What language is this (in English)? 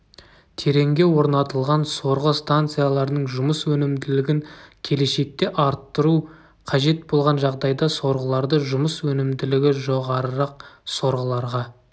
Kazakh